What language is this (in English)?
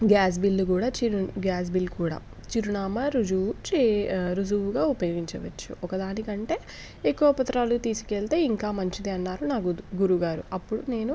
Telugu